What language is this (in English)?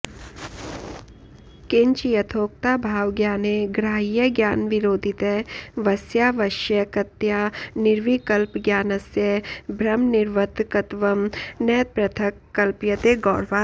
Sanskrit